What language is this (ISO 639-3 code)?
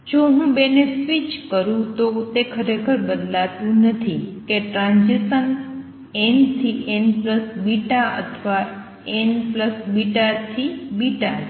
guj